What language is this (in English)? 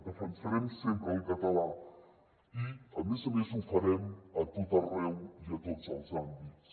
Catalan